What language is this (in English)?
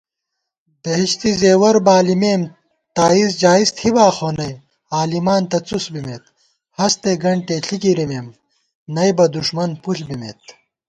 Gawar-Bati